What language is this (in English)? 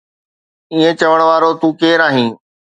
Sindhi